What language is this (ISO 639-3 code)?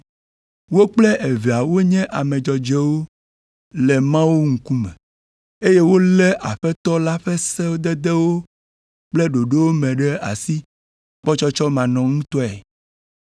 ewe